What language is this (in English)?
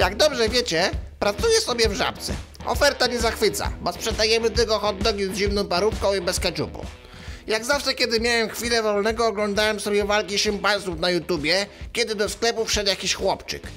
Polish